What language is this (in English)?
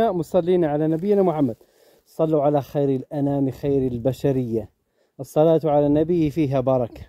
Arabic